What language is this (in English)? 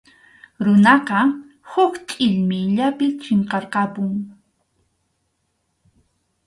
Arequipa-La Unión Quechua